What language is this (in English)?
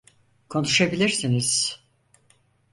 Turkish